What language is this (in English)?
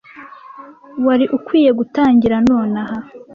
Kinyarwanda